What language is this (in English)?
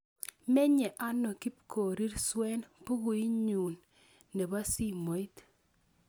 Kalenjin